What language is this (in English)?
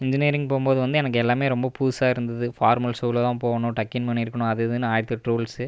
Tamil